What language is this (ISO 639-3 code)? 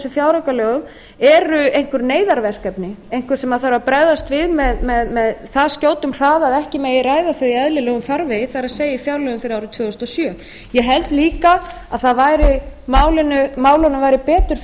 isl